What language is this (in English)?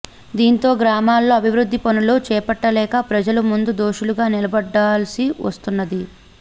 Telugu